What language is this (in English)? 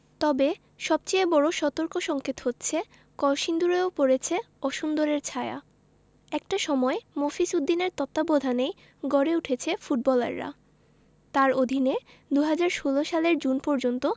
Bangla